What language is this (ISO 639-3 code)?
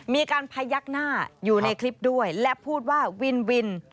tha